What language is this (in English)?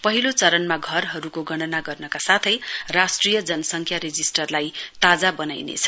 Nepali